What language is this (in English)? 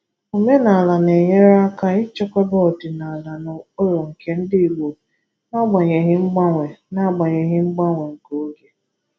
Igbo